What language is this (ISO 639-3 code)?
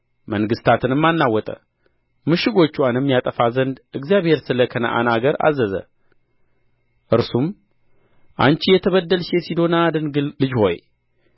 amh